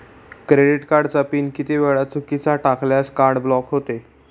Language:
Marathi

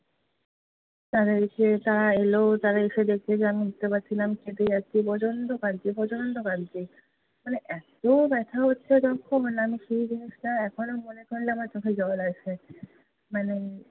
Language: Bangla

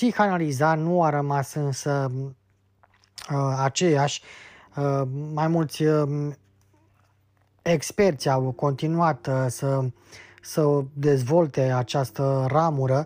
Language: Romanian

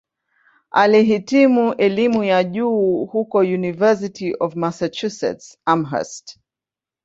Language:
Swahili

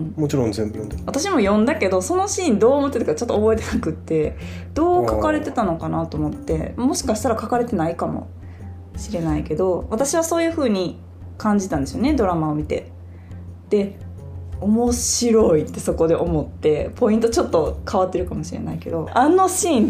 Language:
Japanese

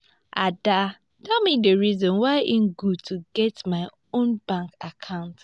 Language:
Nigerian Pidgin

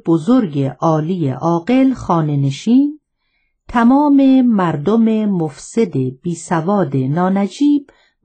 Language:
Persian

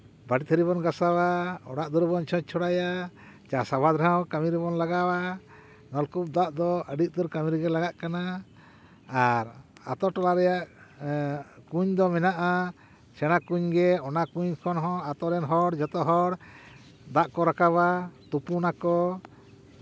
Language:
Santali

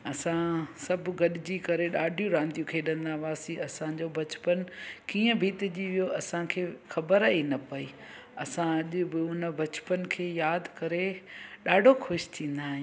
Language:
Sindhi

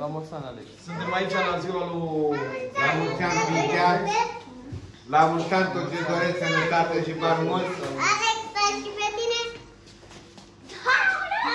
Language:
Romanian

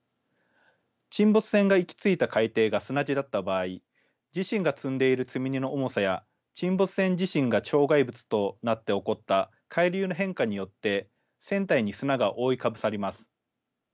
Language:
Japanese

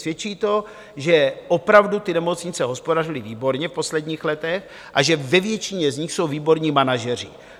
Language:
Czech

